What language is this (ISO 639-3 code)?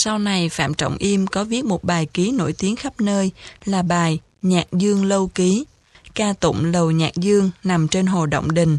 vie